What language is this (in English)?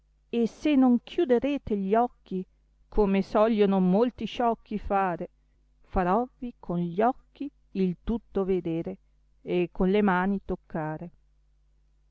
Italian